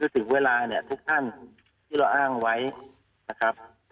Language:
Thai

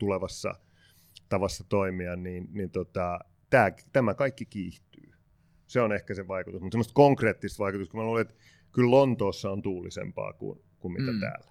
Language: Finnish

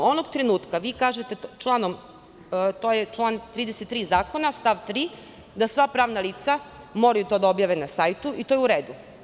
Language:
Serbian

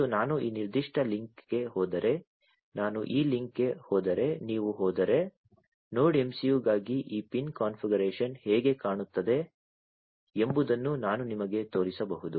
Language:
Kannada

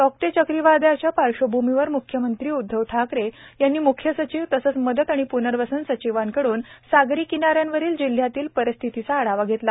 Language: Marathi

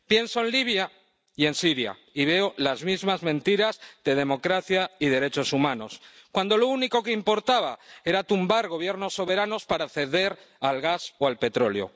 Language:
Spanish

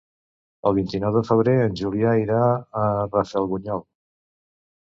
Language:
Catalan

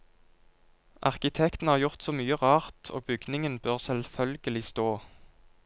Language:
Norwegian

